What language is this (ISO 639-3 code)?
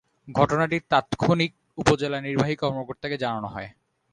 ben